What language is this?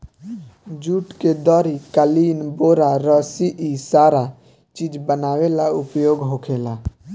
Bhojpuri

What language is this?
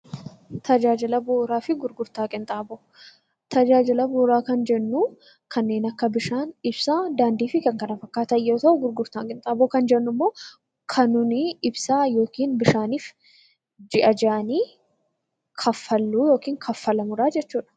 Oromo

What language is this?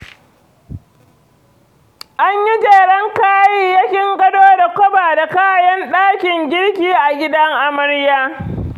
Hausa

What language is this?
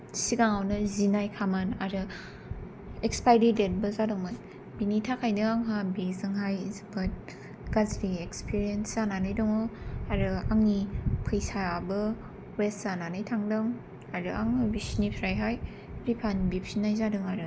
Bodo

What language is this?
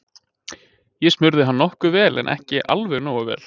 Icelandic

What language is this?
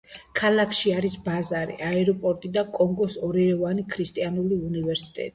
Georgian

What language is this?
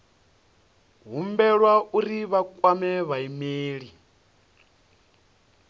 Venda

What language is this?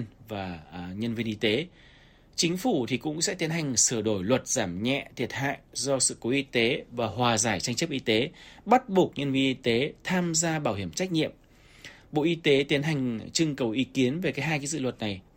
Vietnamese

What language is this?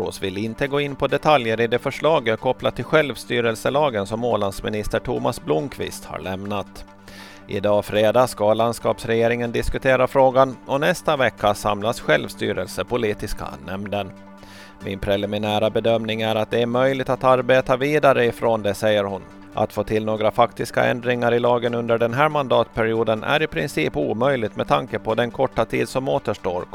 Swedish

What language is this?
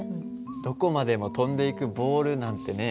Japanese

